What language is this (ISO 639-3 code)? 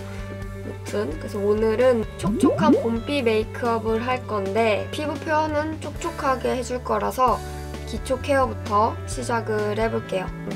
kor